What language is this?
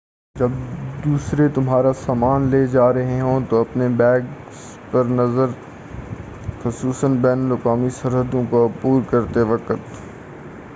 Urdu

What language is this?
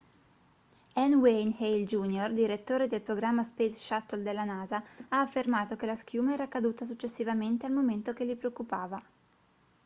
Italian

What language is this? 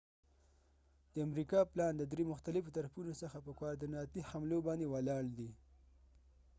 Pashto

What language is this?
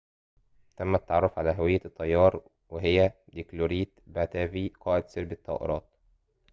Arabic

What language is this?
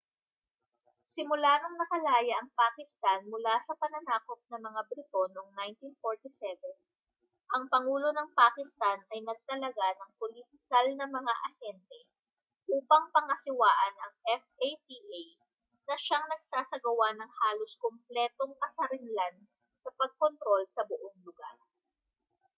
Filipino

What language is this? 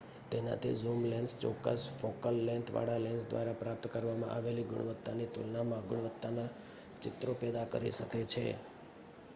Gujarati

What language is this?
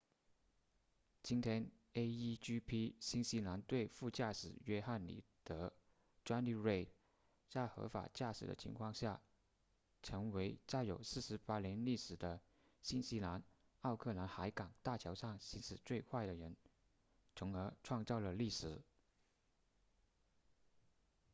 Chinese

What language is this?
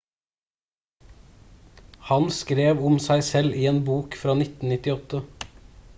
Norwegian Bokmål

